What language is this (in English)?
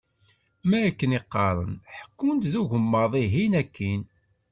Kabyle